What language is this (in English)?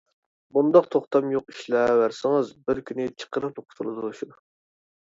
Uyghur